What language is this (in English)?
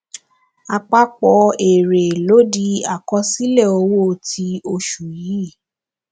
Yoruba